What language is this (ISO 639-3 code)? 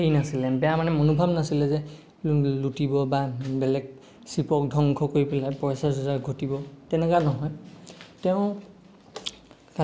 asm